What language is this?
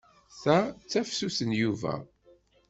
Kabyle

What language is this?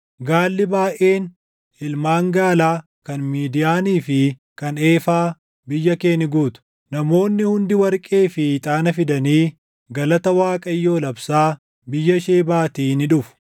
Oromo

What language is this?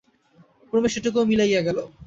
Bangla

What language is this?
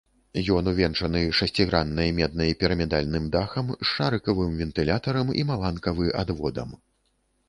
Belarusian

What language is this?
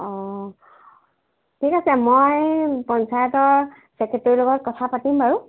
Assamese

